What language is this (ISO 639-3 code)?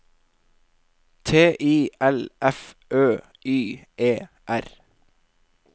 nor